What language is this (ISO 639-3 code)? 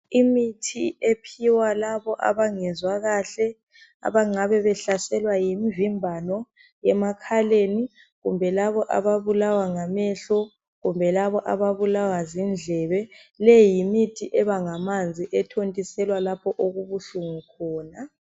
nde